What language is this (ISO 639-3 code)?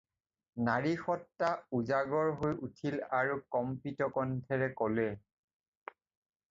asm